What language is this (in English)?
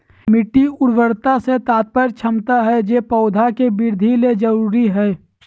Magahi